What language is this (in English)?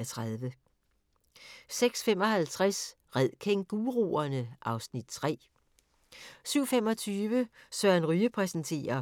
Danish